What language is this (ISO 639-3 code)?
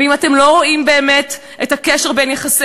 heb